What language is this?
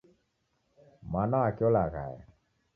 Taita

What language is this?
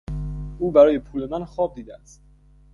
Persian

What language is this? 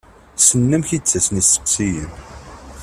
Kabyle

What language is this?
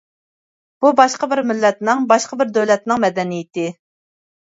Uyghur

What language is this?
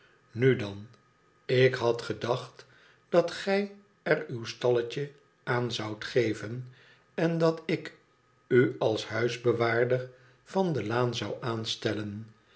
Dutch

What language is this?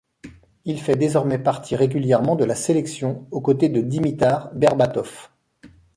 French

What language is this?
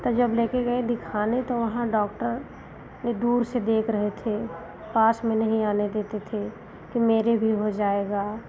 Hindi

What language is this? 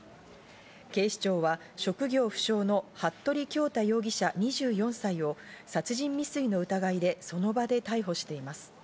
Japanese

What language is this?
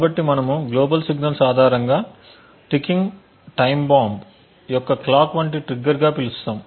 Telugu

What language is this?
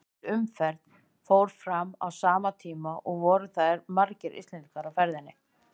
Icelandic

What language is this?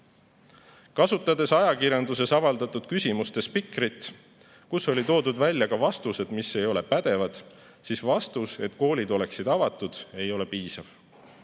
Estonian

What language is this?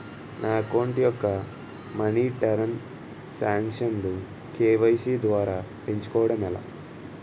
Telugu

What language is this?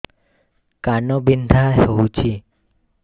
Odia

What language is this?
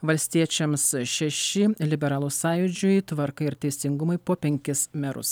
Lithuanian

